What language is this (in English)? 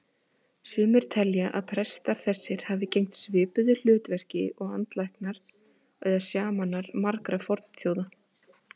Icelandic